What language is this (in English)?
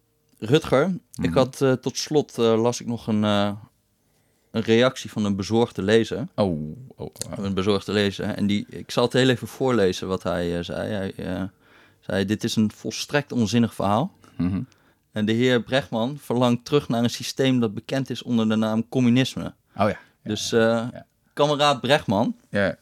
Dutch